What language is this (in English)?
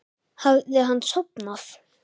Icelandic